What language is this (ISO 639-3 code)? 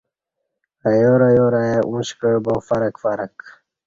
bsh